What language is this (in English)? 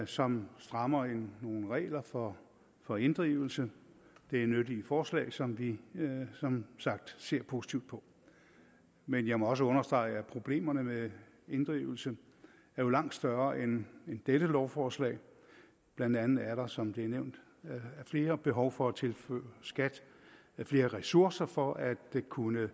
Danish